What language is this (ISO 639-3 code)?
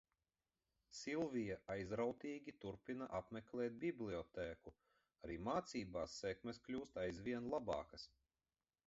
lav